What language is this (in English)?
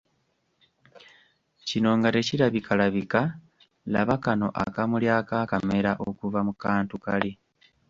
Ganda